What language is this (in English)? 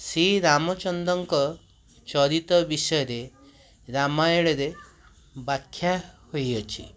Odia